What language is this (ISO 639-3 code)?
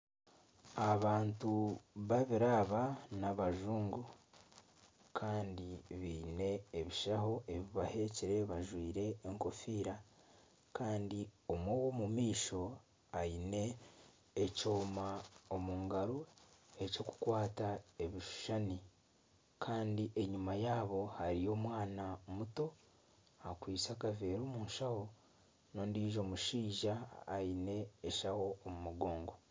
nyn